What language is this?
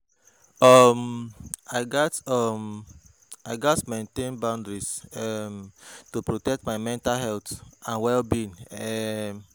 Nigerian Pidgin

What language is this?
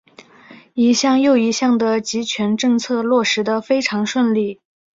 Chinese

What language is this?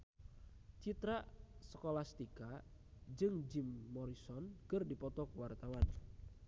Sundanese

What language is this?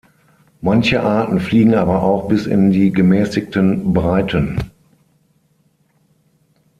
German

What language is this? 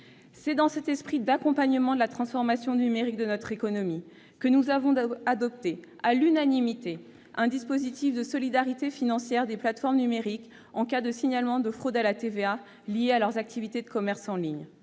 French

